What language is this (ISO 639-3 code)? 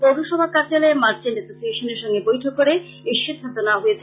ben